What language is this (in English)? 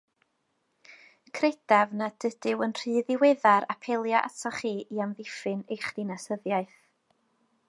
Welsh